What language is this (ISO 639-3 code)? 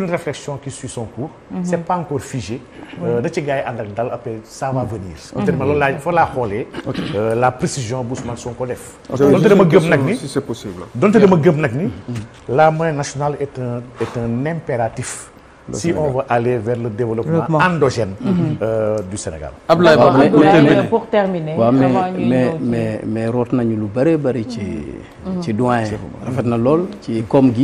fra